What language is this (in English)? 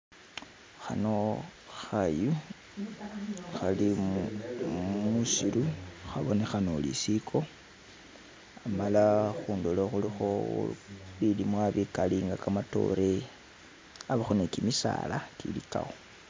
Masaaba